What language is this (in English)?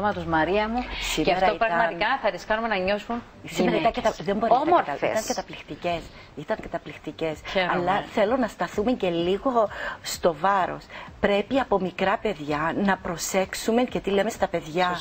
Greek